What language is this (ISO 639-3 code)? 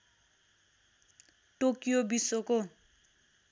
nep